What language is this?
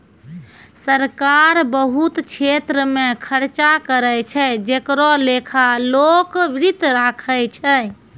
Maithili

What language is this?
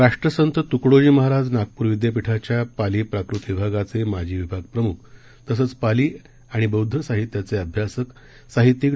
Marathi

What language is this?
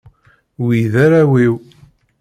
Kabyle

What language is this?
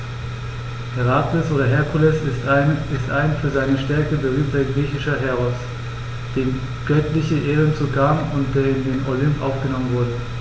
German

